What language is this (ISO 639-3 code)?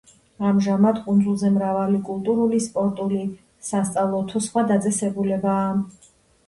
kat